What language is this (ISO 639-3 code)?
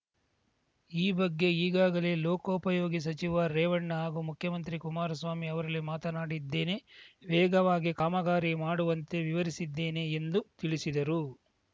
kan